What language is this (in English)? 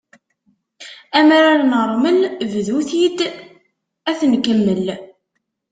Kabyle